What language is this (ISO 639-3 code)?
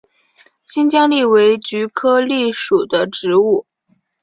zho